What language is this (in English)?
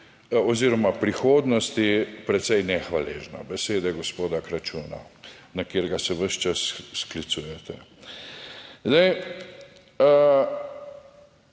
Slovenian